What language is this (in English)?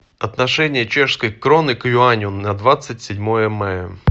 Russian